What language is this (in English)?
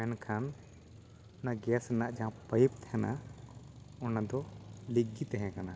Santali